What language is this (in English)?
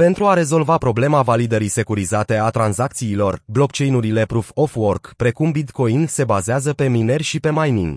Romanian